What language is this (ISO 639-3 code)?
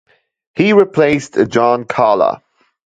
eng